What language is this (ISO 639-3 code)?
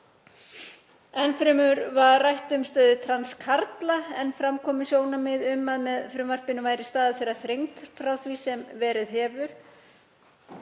isl